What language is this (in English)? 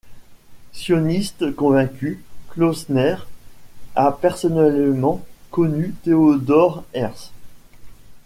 French